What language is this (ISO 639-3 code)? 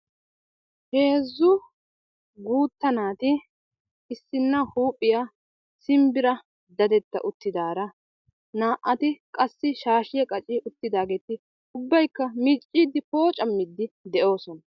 wal